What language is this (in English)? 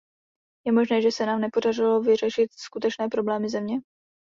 Czech